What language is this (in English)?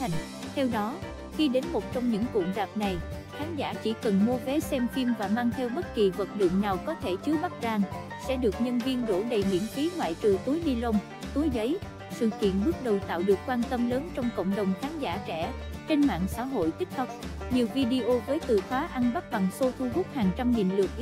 Vietnamese